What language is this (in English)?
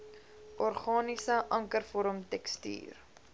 Afrikaans